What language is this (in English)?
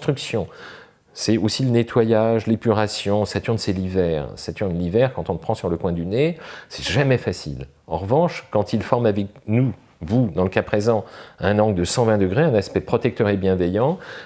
French